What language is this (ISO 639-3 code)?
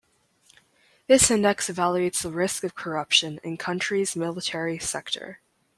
eng